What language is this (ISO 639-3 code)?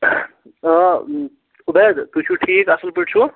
kas